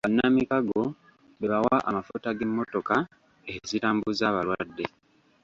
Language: Ganda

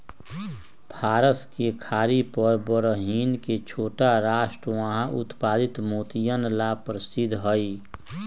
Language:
Magahi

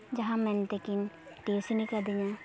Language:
Santali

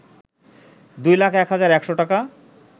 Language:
Bangla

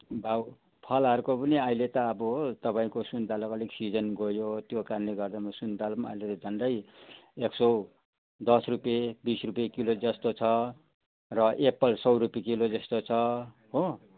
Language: Nepali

